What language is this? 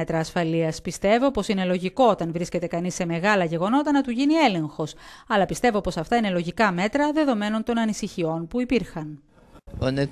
Greek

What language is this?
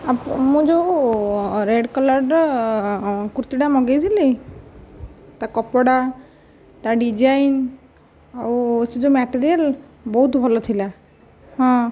Odia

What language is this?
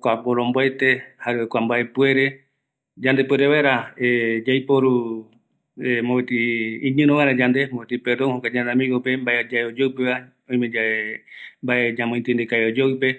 Eastern Bolivian Guaraní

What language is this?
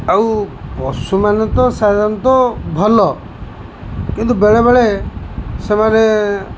Odia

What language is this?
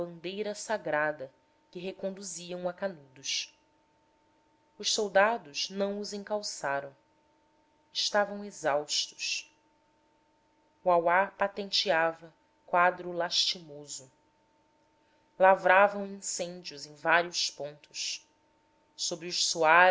Portuguese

